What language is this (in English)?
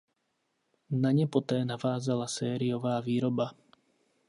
Czech